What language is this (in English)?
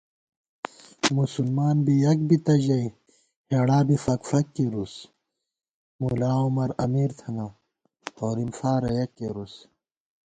Gawar-Bati